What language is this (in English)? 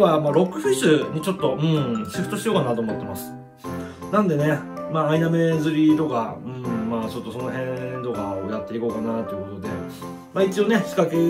Japanese